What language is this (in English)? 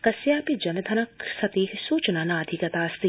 Sanskrit